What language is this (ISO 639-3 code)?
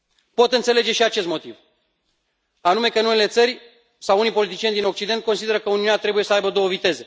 ron